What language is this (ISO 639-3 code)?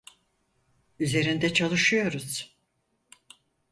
tur